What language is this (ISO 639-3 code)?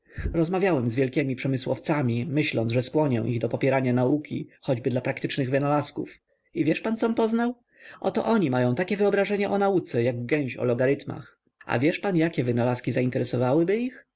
pol